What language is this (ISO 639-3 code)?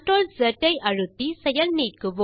tam